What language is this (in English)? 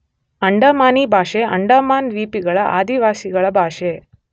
Kannada